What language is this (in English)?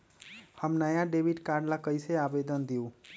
Magahi